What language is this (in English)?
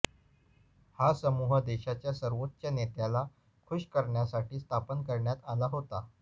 Marathi